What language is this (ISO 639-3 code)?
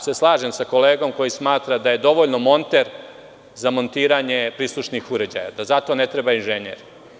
srp